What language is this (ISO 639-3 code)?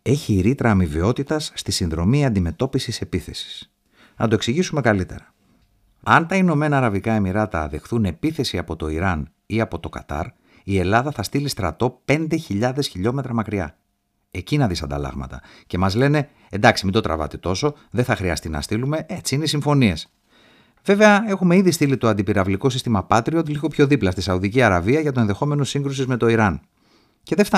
ell